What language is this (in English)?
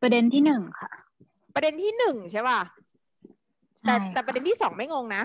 Thai